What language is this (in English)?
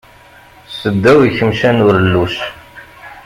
Kabyle